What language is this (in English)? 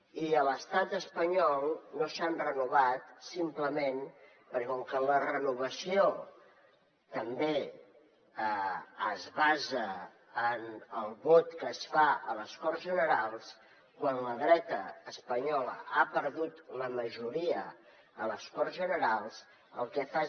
Catalan